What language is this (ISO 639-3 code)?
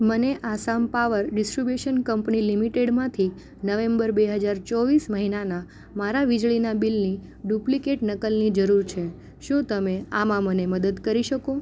guj